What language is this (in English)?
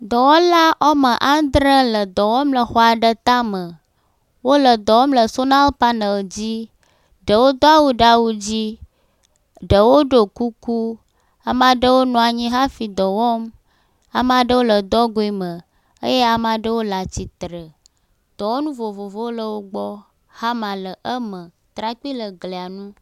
Ewe